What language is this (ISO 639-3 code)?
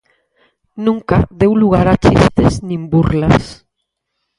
glg